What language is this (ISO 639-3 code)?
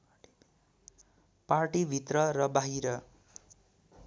nep